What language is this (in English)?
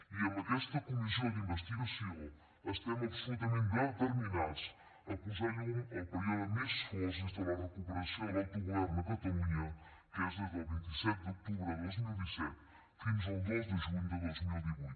Catalan